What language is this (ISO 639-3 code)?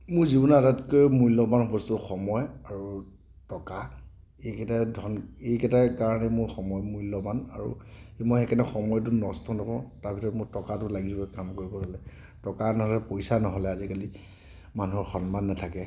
asm